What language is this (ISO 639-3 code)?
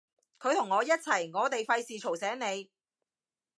yue